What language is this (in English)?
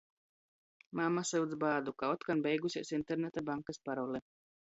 Latgalian